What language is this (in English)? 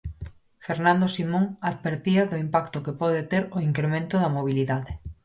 Galician